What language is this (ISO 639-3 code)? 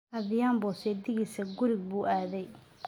som